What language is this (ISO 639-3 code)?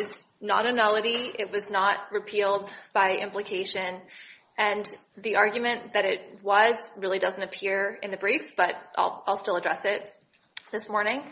eng